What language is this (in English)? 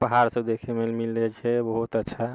Maithili